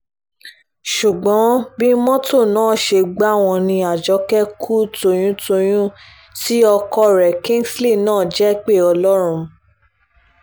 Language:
Yoruba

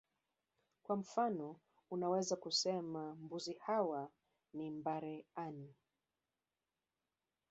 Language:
Swahili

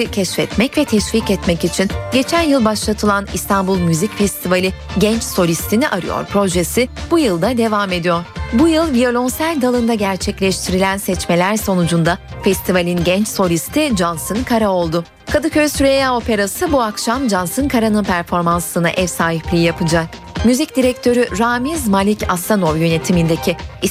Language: Turkish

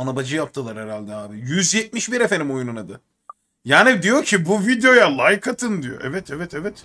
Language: Turkish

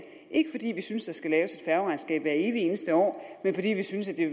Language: Danish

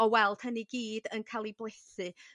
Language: Welsh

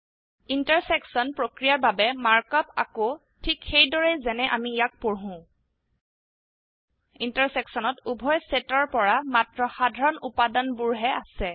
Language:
Assamese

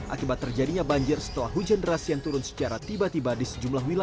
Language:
Indonesian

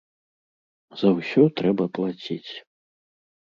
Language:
Belarusian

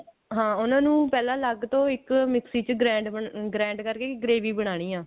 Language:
Punjabi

